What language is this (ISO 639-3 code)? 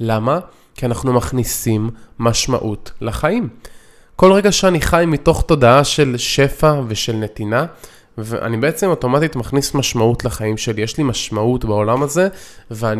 heb